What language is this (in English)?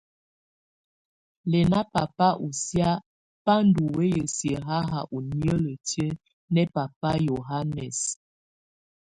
Tunen